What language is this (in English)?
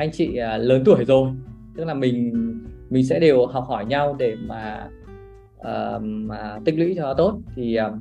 Vietnamese